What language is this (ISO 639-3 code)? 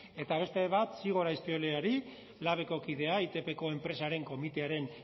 eus